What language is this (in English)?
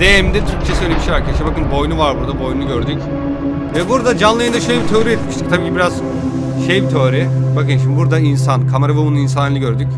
Turkish